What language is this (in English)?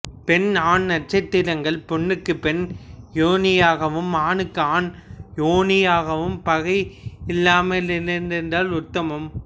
Tamil